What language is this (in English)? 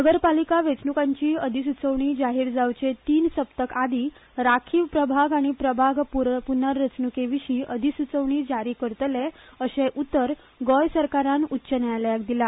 Konkani